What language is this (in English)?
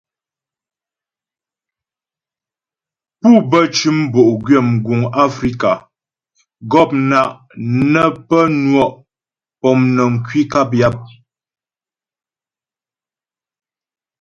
Ghomala